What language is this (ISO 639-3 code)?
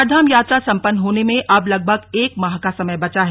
hin